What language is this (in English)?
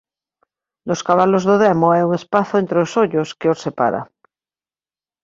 Galician